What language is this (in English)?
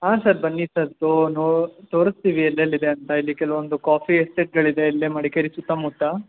Kannada